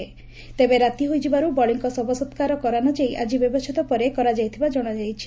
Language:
Odia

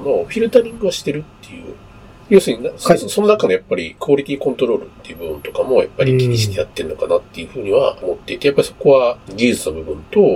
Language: Japanese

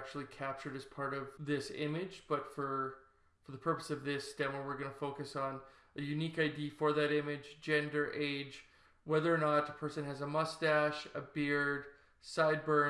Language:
English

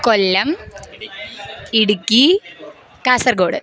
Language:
Sanskrit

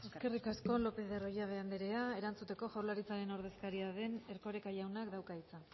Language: Basque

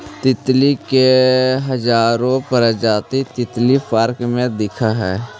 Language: Magahi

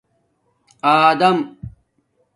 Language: Domaaki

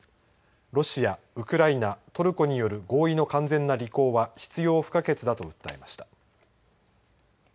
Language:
Japanese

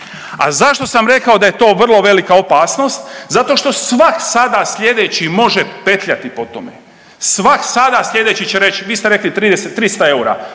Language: Croatian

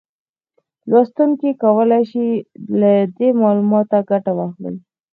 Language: Pashto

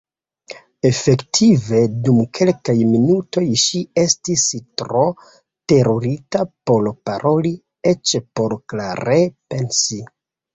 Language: Esperanto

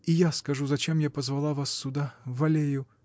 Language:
Russian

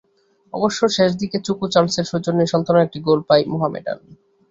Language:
Bangla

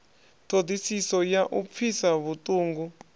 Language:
Venda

